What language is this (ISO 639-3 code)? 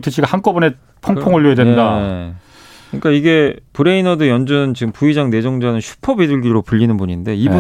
kor